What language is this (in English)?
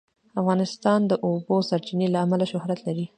Pashto